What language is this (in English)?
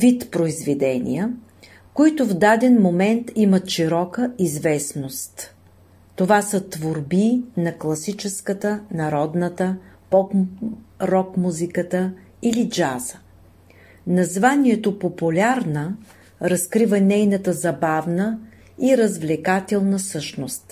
Bulgarian